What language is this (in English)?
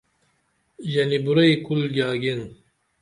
Dameli